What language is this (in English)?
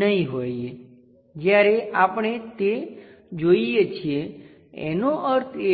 Gujarati